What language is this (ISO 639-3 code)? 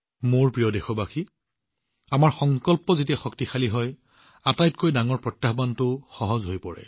asm